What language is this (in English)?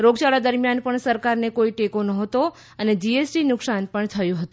Gujarati